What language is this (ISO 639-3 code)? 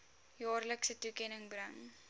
afr